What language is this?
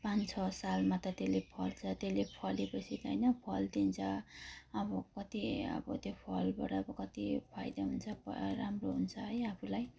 Nepali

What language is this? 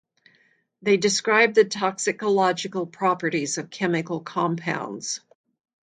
English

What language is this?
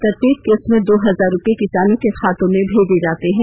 Hindi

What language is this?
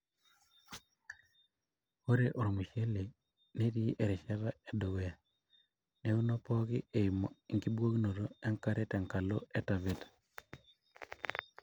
Masai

